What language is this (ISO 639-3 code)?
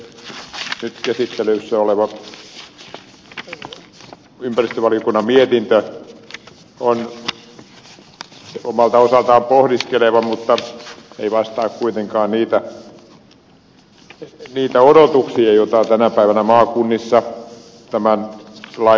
fin